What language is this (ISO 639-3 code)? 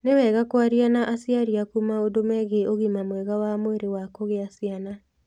kik